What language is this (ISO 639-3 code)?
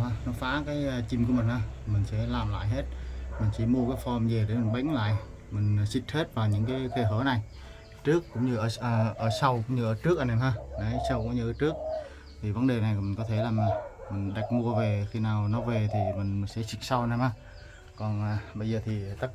vie